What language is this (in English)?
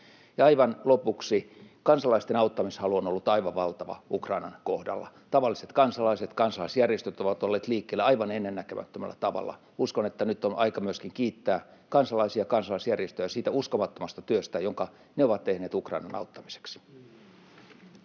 Finnish